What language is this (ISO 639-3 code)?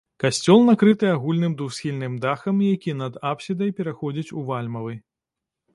bel